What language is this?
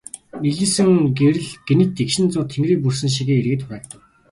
Mongolian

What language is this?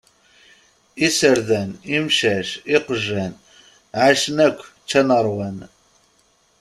Kabyle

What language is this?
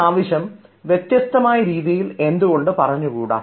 Malayalam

